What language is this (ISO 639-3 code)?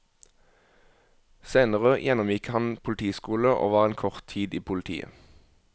nor